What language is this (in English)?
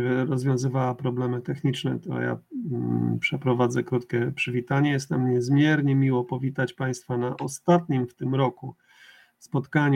Polish